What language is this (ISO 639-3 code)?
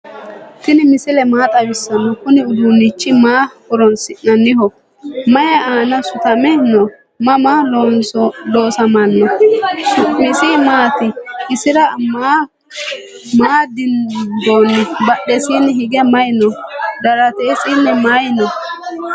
sid